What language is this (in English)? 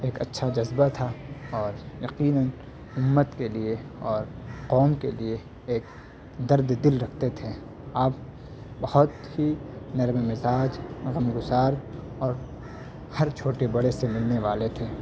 Urdu